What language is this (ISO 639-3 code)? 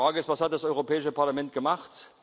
deu